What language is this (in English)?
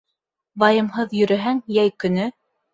Bashkir